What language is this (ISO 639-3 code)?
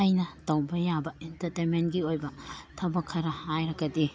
mni